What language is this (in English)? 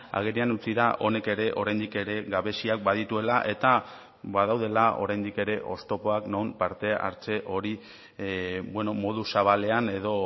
Basque